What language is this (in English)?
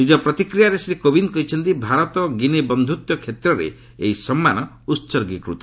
Odia